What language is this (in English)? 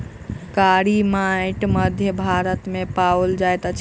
Maithili